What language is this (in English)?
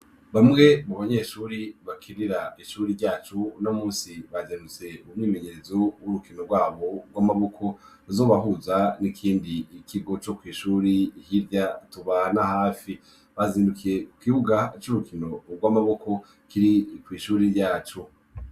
Rundi